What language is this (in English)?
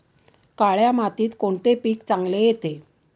Marathi